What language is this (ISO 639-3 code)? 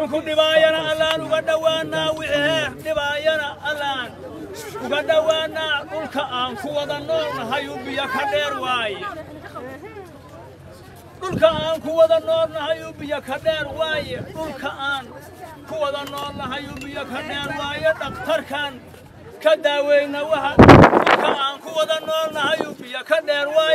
ara